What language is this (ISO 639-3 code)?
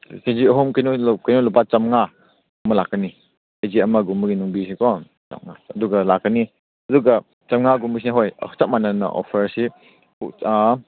mni